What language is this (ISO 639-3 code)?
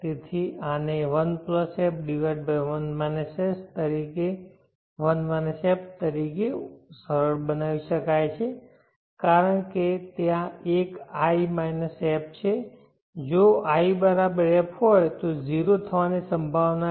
guj